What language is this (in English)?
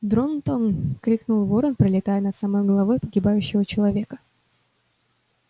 Russian